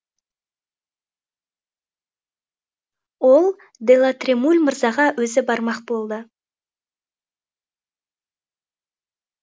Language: Kazakh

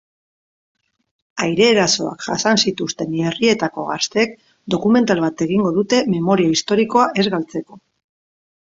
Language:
Basque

